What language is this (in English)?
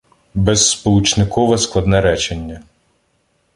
Ukrainian